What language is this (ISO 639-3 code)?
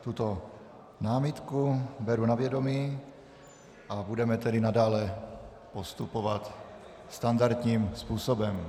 ces